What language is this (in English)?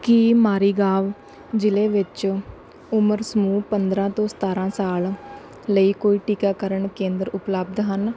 Punjabi